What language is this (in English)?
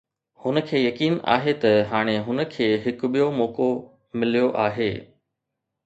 Sindhi